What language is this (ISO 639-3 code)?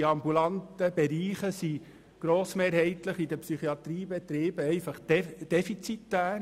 gsw